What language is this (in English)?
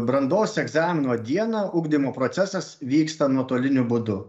Lithuanian